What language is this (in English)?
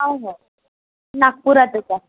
Marathi